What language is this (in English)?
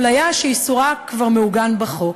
Hebrew